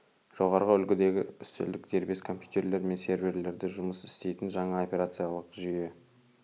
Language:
Kazakh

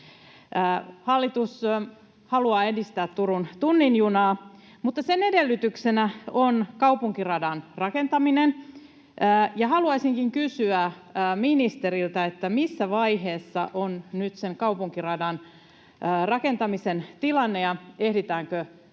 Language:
Finnish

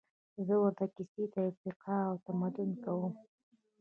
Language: Pashto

